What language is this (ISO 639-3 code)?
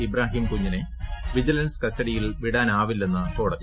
mal